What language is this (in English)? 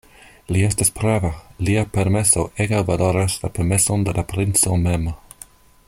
Esperanto